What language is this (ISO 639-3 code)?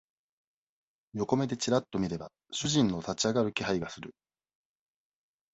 jpn